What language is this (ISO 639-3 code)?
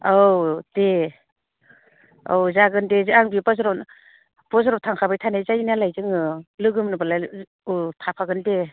brx